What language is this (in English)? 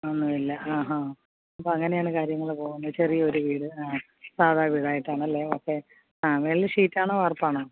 Malayalam